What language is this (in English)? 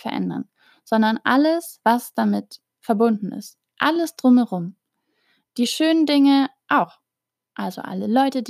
German